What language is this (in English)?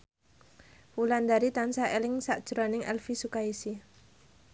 Javanese